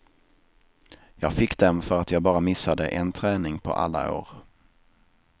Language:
Swedish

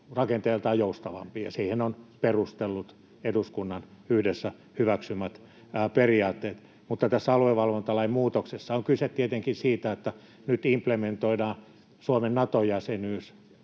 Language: Finnish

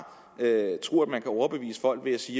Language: Danish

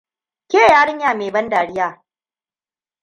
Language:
Hausa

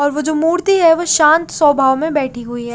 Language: Hindi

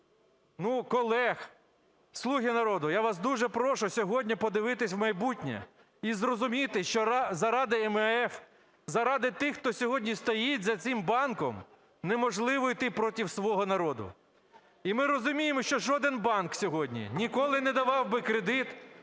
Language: Ukrainian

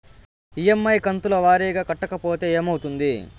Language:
Telugu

